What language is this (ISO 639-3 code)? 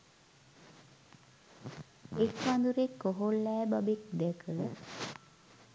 sin